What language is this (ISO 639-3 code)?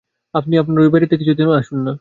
ben